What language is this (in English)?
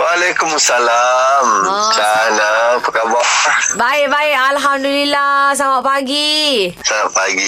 Malay